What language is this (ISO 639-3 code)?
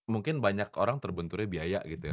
ind